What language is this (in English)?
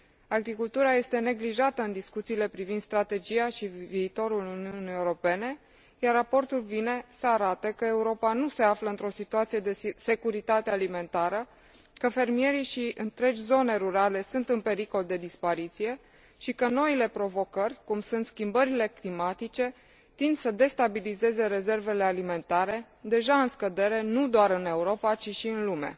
Romanian